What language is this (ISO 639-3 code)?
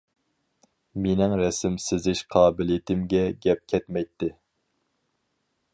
uig